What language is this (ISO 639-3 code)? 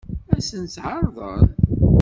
kab